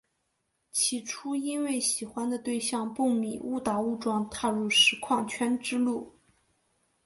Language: Chinese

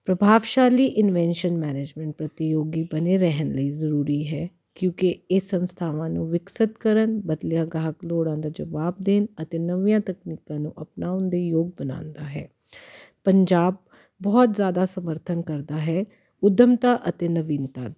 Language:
Punjabi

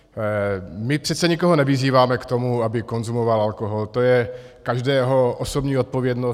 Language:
Czech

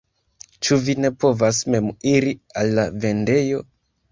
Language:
Esperanto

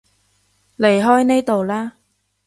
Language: Cantonese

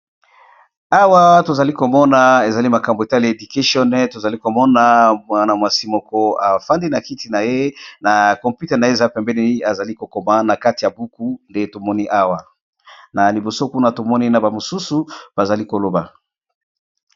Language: Lingala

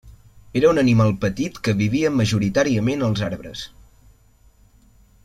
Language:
Catalan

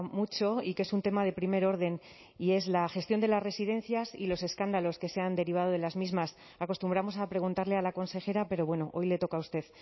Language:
Spanish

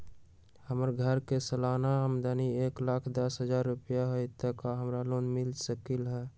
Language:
Magahi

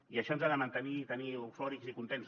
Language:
Catalan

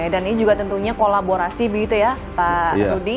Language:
Indonesian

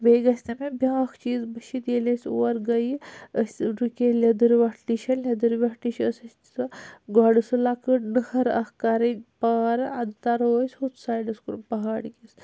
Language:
Kashmiri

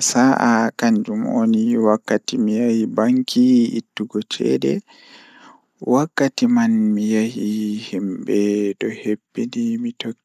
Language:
Fula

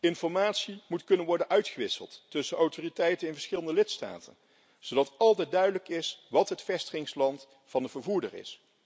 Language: Dutch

